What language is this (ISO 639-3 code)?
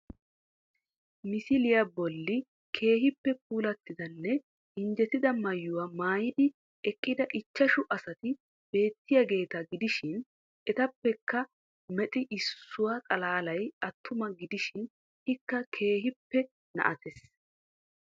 wal